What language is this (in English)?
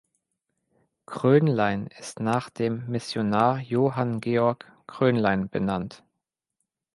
German